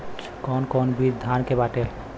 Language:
Bhojpuri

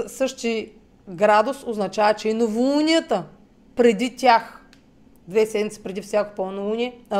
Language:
Bulgarian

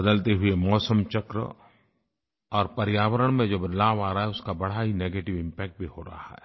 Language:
Hindi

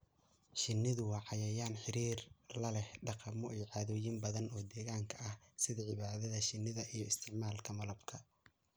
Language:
Somali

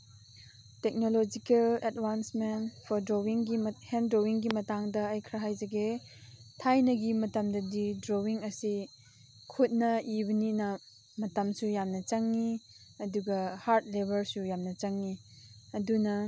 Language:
Manipuri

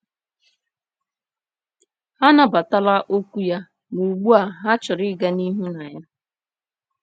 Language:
Igbo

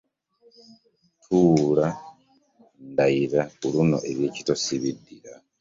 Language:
Ganda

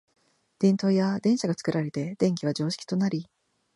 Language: Japanese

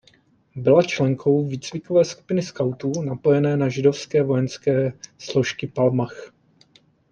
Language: Czech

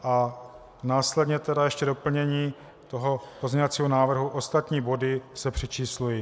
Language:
Czech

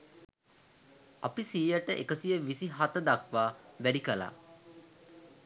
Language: Sinhala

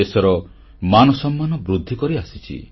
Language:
Odia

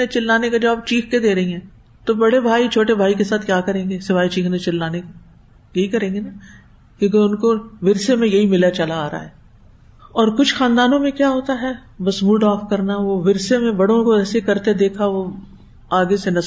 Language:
Urdu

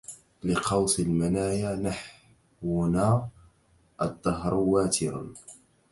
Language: Arabic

